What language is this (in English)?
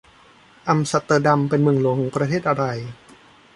Thai